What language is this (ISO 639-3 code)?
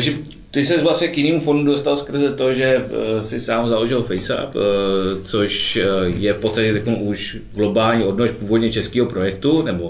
ces